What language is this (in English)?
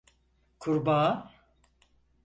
Turkish